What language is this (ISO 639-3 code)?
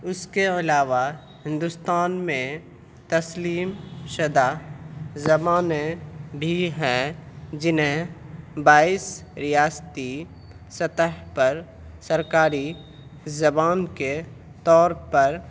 urd